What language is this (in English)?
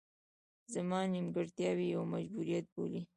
Pashto